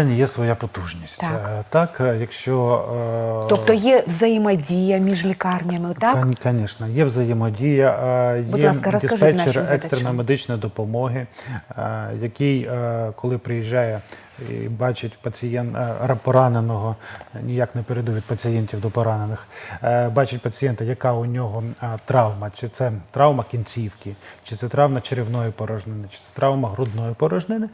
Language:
Ukrainian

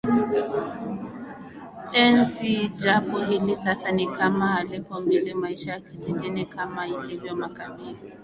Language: Swahili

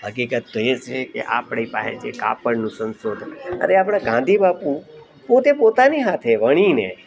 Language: Gujarati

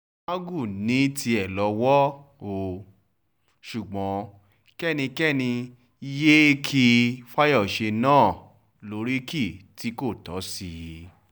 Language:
Yoruba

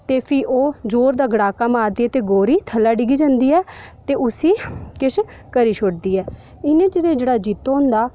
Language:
Dogri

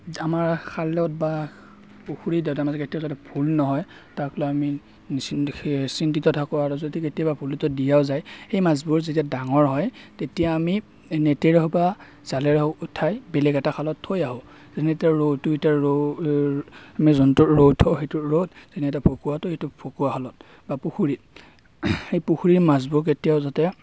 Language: Assamese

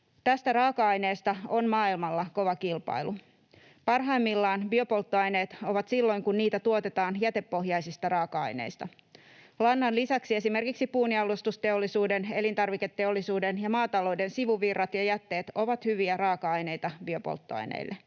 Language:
Finnish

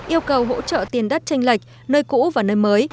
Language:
Vietnamese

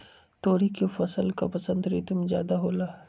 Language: Magahi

